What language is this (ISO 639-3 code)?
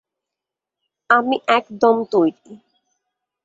ben